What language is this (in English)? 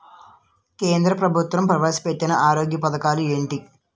Telugu